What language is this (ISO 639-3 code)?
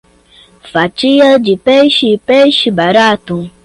por